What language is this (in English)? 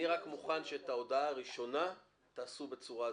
Hebrew